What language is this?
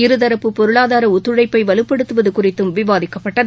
Tamil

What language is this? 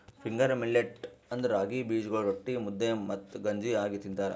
Kannada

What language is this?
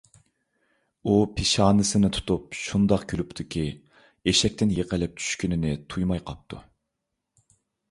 Uyghur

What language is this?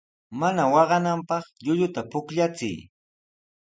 Sihuas Ancash Quechua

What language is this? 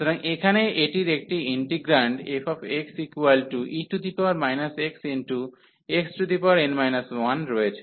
Bangla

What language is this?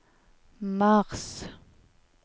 Norwegian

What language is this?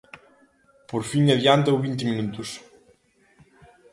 Galician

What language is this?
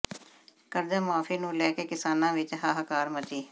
Punjabi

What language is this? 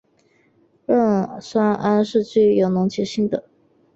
Chinese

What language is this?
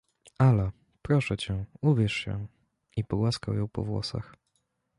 Polish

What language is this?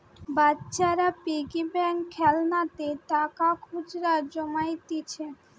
Bangla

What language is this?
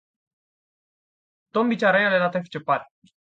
Indonesian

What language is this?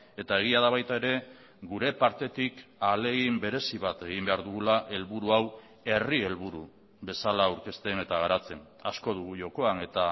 Basque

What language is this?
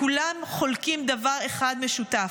Hebrew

